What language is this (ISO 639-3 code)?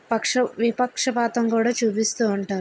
tel